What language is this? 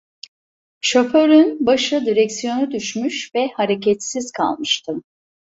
Turkish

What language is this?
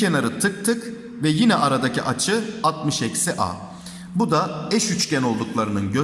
Turkish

